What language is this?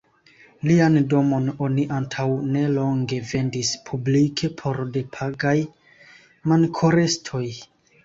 Esperanto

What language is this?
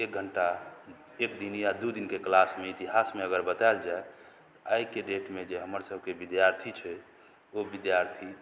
Maithili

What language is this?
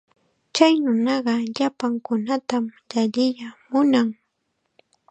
Chiquián Ancash Quechua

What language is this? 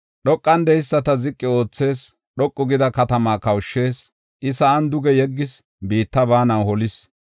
Gofa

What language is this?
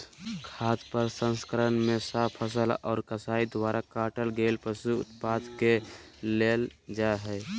Magahi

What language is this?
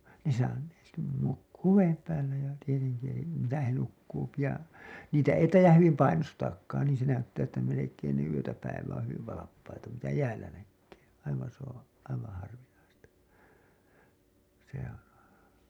Finnish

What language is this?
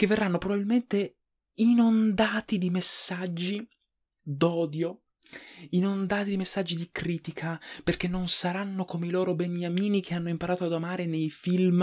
Italian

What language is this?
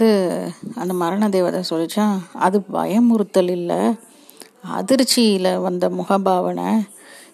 Tamil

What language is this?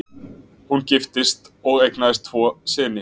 Icelandic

